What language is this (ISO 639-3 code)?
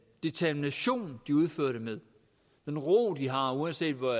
dan